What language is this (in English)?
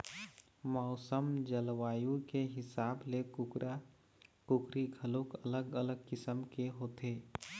Chhattisgarhi